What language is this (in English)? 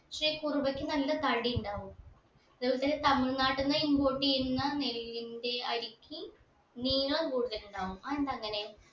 Malayalam